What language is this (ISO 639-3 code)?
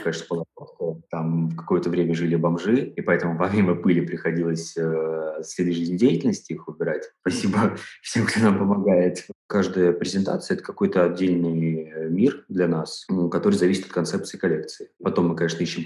rus